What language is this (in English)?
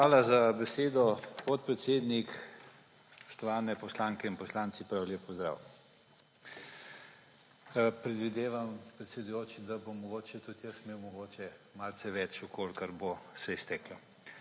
Slovenian